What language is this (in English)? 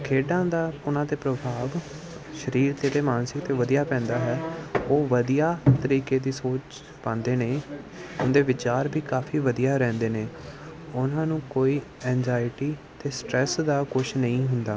Punjabi